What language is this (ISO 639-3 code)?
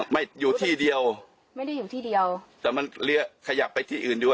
tha